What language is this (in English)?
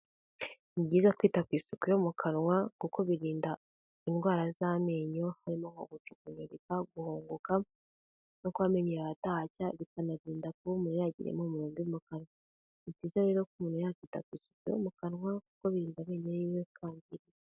Kinyarwanda